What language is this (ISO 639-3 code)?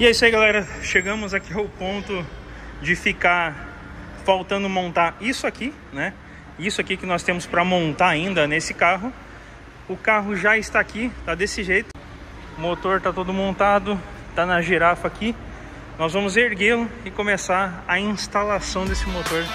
por